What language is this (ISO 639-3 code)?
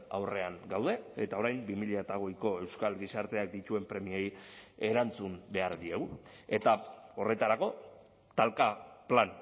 eus